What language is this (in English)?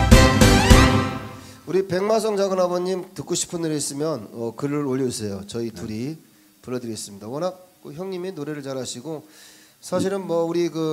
Korean